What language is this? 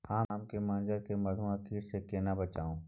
Maithili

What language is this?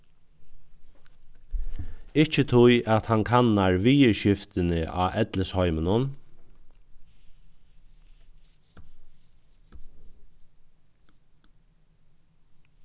Faroese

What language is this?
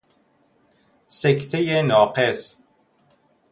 Persian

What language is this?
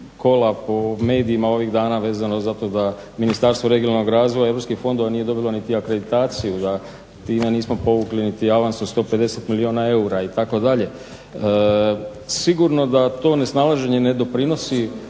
Croatian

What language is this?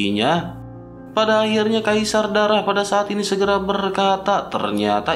Indonesian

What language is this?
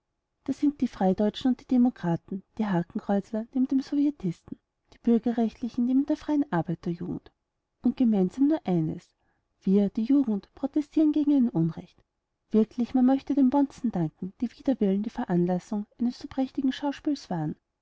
German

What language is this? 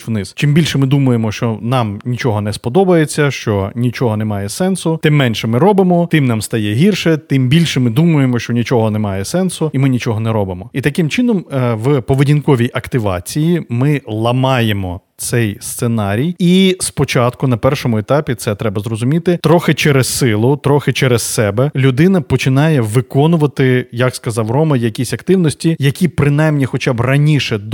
Ukrainian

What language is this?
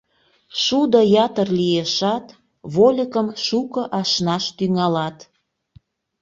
Mari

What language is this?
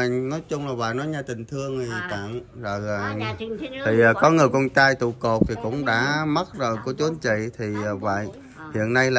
Vietnamese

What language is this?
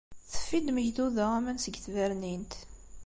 Kabyle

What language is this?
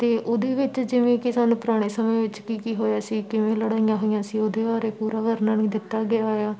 Punjabi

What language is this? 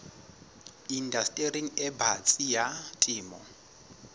Southern Sotho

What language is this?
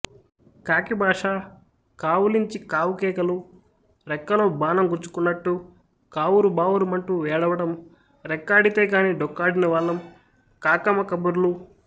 Telugu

